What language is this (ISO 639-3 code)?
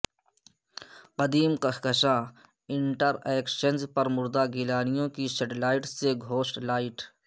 urd